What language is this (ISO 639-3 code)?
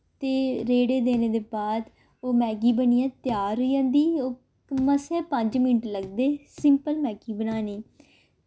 doi